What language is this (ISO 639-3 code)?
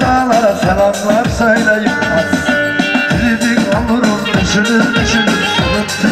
ara